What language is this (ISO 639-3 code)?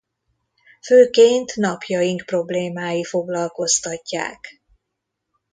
hun